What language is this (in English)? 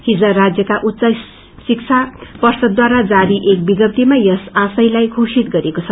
Nepali